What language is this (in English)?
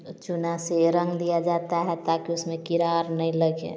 Hindi